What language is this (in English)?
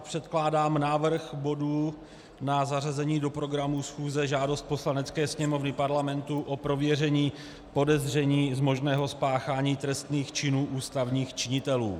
Czech